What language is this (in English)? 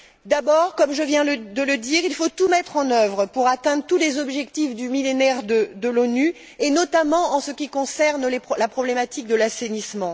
French